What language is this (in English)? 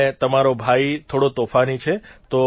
Gujarati